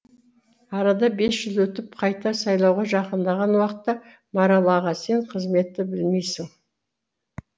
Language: Kazakh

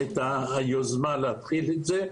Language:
Hebrew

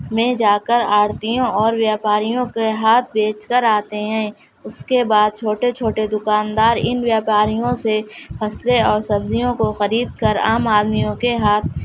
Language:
Urdu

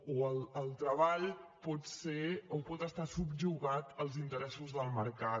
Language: Catalan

